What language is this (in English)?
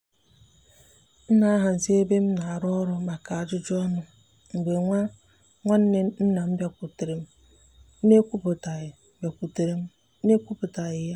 Igbo